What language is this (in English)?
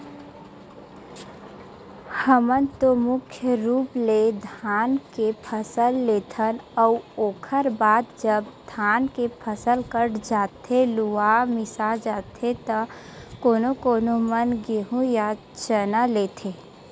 Chhattisgarhi